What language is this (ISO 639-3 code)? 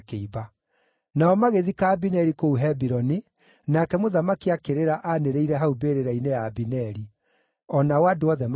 kik